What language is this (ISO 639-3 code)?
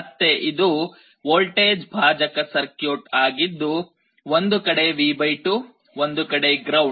kan